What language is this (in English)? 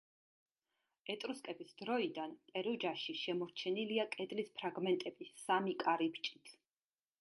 Georgian